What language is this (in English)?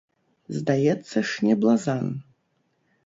Belarusian